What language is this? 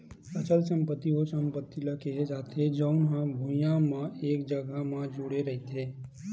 Chhattisgarhi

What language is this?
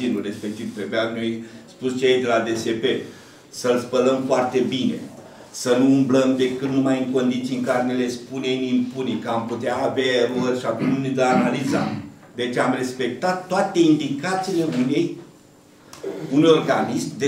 Romanian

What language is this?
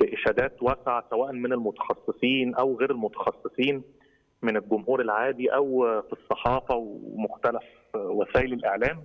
Arabic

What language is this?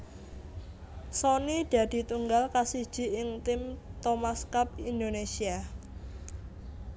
Javanese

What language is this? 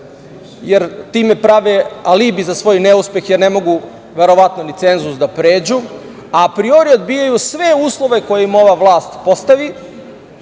Serbian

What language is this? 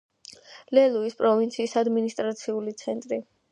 Georgian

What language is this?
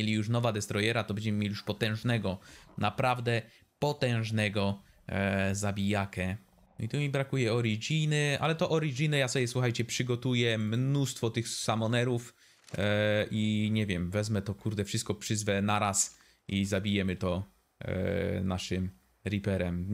Polish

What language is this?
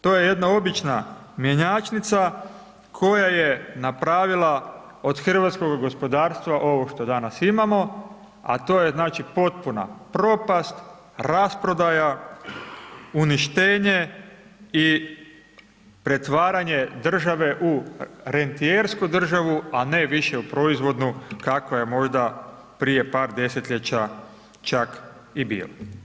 Croatian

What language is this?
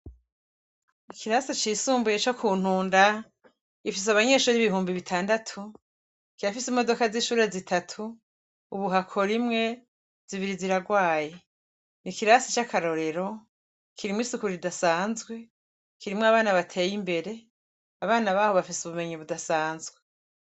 Rundi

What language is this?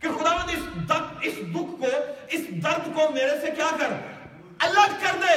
Urdu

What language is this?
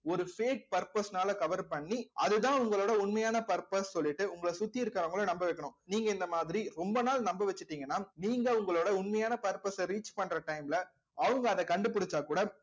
Tamil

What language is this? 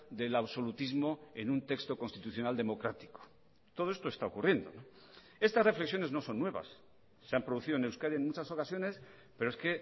Spanish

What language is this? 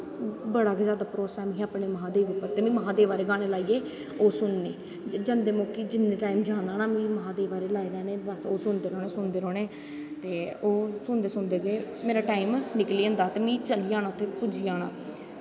Dogri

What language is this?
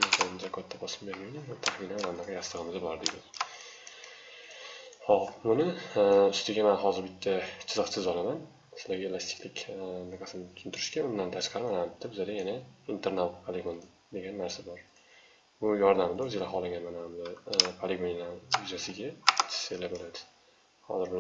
Turkish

